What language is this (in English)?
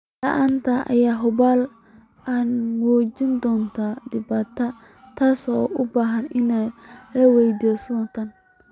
Somali